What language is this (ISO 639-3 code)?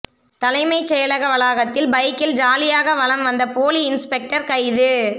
tam